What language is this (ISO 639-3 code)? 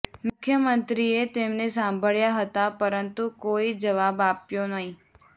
guj